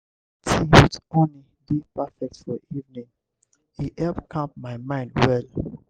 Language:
Nigerian Pidgin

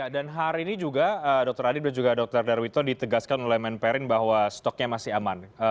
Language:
Indonesian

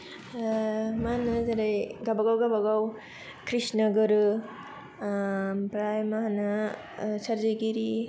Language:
Bodo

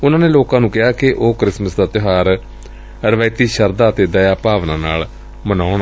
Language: Punjabi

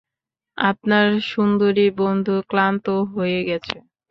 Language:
Bangla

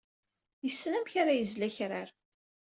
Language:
Kabyle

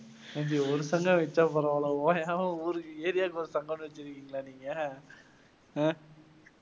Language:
Tamil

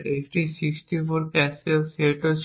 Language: Bangla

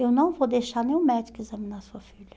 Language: Portuguese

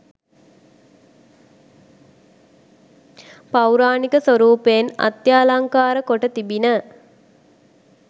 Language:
Sinhala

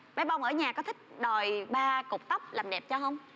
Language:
Vietnamese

